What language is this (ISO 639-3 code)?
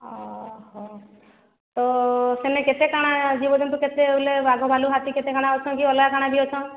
ori